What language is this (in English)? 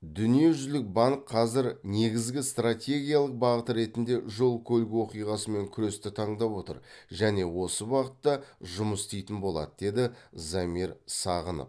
Kazakh